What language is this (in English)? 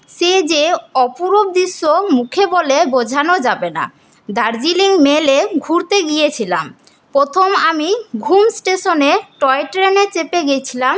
Bangla